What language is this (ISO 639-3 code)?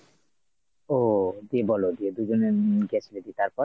ben